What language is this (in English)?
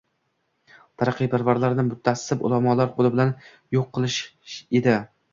Uzbek